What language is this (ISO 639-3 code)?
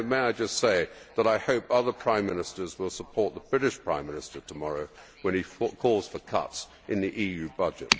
eng